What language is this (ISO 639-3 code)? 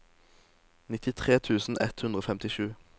nor